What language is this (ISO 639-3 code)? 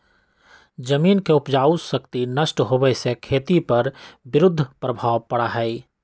mag